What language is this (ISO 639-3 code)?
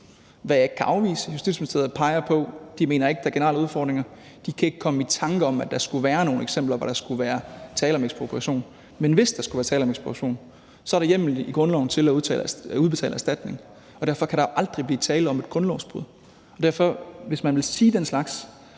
dan